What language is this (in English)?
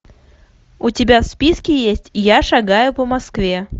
Russian